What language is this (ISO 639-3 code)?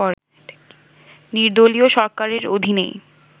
ben